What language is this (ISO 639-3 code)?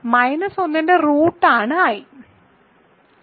mal